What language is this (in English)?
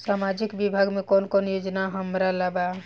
Bhojpuri